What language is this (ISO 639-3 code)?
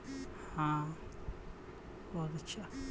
mag